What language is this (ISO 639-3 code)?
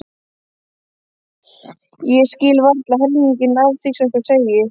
isl